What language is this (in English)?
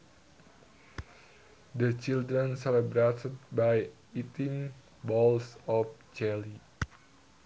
Sundanese